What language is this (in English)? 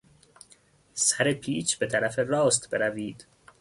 Persian